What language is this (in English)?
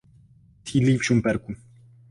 Czech